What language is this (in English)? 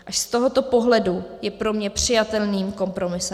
Czech